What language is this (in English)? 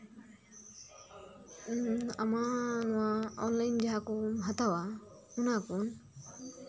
Santali